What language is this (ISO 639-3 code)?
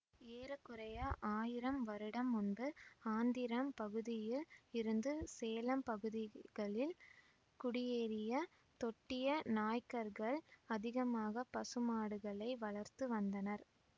tam